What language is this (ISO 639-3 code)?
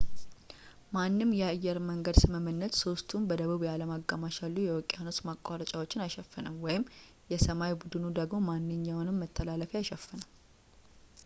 amh